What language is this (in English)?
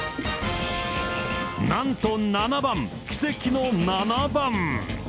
Japanese